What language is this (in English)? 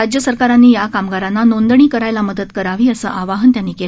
Marathi